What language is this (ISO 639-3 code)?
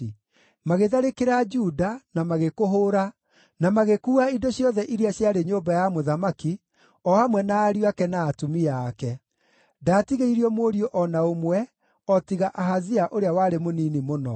kik